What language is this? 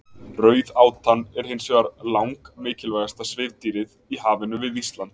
Icelandic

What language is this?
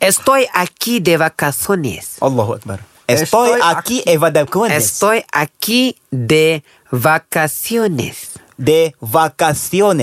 Malay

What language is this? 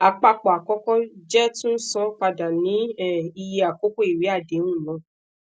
Yoruba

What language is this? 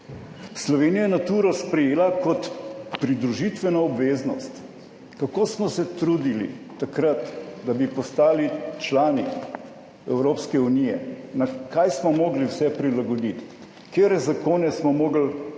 Slovenian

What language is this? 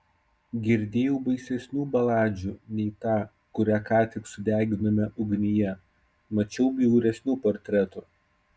Lithuanian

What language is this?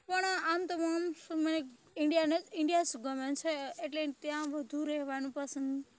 Gujarati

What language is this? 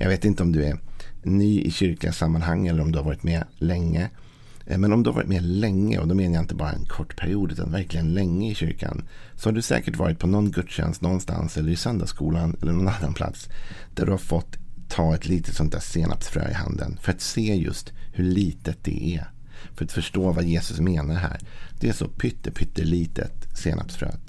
Swedish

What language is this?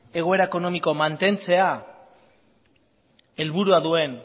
Basque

